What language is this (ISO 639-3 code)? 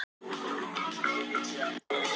isl